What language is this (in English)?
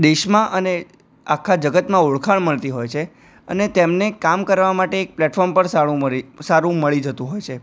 Gujarati